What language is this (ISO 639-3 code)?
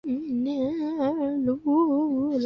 zho